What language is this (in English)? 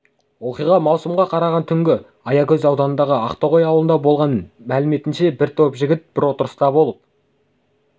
Kazakh